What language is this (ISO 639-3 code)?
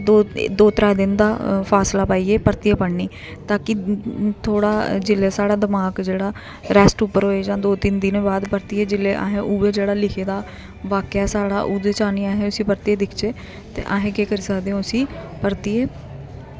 doi